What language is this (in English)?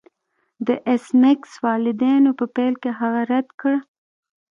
Pashto